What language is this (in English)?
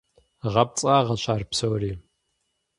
Kabardian